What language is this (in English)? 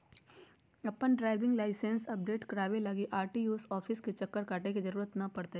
Magahi